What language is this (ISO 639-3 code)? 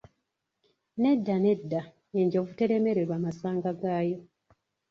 lug